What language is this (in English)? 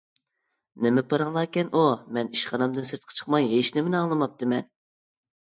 Uyghur